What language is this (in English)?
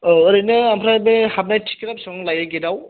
Bodo